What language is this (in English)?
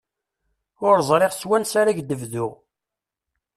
Kabyle